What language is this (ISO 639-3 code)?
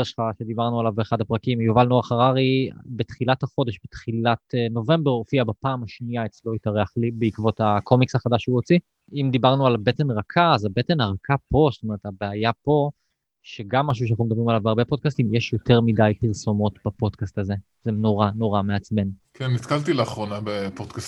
heb